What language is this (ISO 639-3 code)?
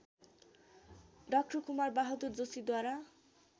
nep